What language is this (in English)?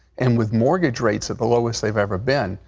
English